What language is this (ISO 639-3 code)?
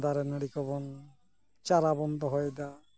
sat